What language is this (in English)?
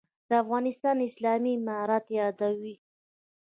Pashto